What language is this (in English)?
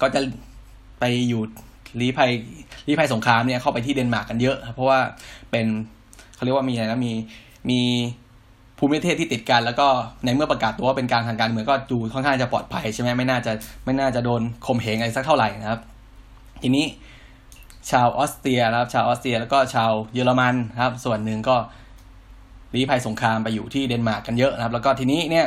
Thai